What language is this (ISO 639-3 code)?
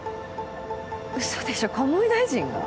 jpn